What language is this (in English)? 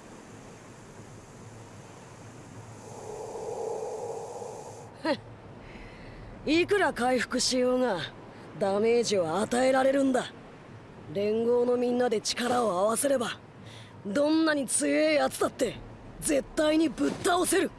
Japanese